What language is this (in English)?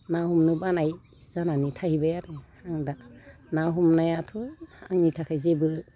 Bodo